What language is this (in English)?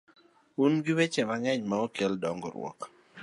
Luo (Kenya and Tanzania)